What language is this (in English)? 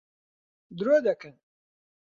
Central Kurdish